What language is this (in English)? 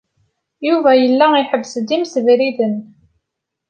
Kabyle